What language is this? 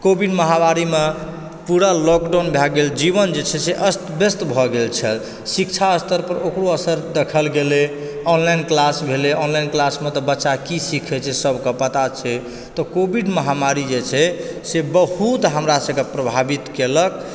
Maithili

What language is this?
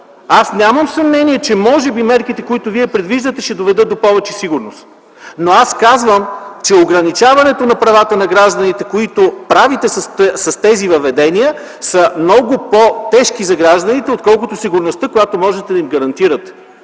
Bulgarian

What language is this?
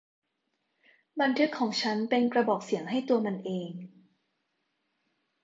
Thai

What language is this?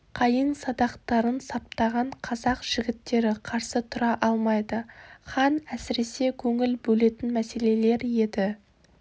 Kazakh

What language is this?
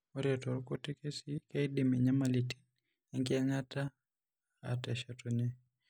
Masai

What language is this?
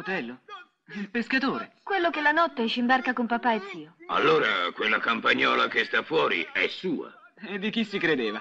Italian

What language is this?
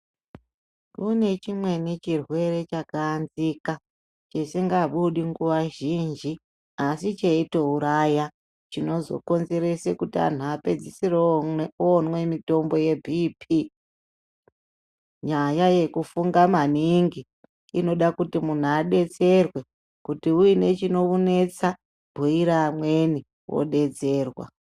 Ndau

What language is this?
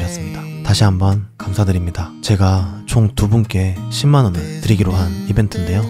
Korean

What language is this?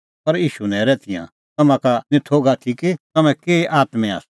Kullu Pahari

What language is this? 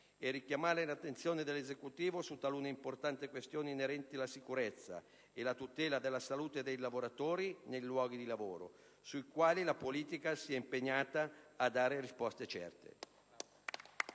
Italian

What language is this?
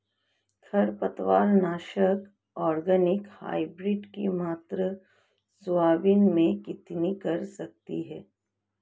Hindi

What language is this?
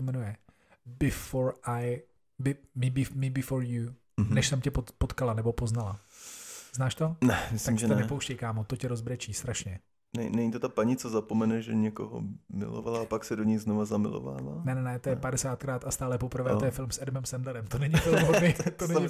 Czech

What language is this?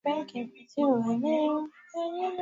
Swahili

